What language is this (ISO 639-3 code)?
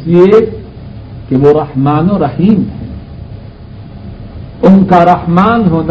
urd